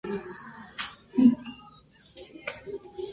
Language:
Spanish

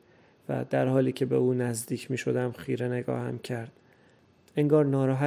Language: Persian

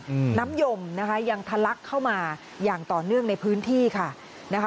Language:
Thai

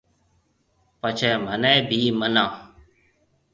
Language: Marwari (Pakistan)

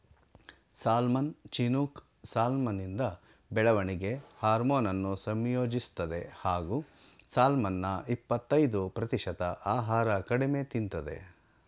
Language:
Kannada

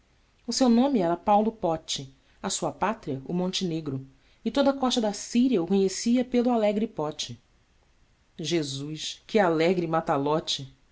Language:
Portuguese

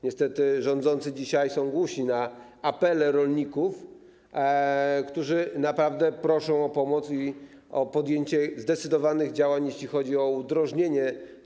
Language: Polish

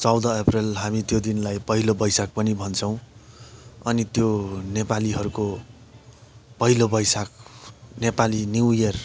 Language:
Nepali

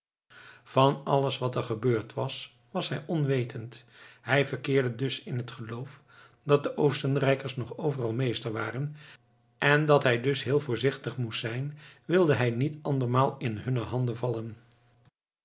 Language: Dutch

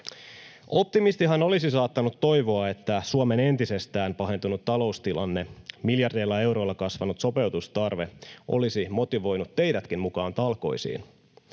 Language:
Finnish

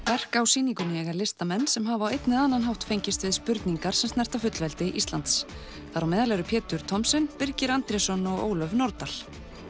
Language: Icelandic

